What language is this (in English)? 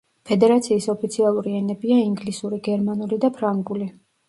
Georgian